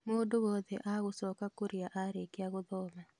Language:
Kikuyu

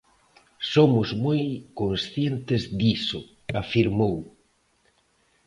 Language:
Galician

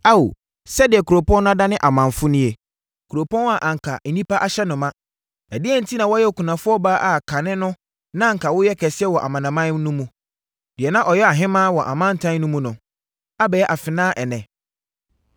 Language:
Akan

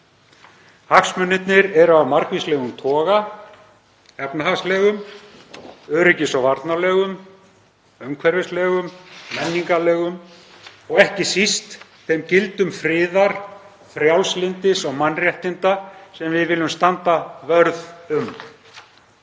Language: Icelandic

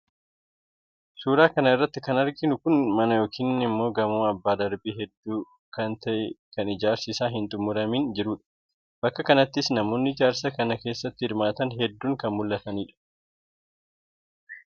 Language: Oromo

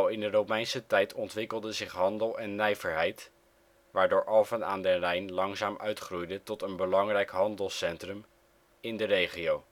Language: Dutch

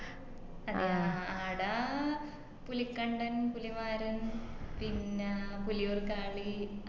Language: Malayalam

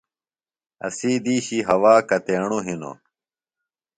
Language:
Phalura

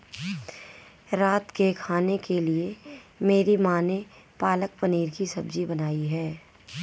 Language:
Hindi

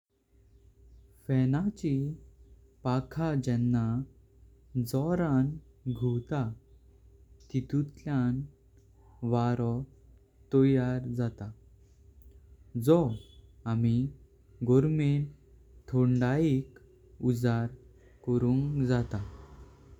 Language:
Konkani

